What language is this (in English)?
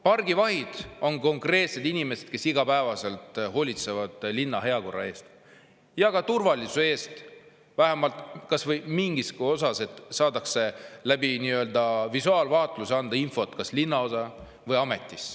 Estonian